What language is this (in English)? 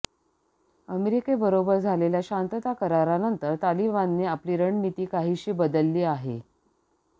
Marathi